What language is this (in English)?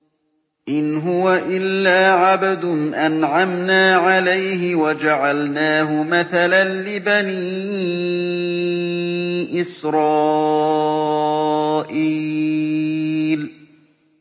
Arabic